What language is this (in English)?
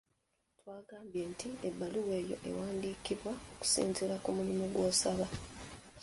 Ganda